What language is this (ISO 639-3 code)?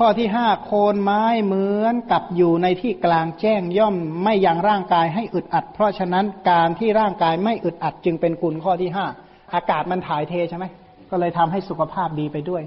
tha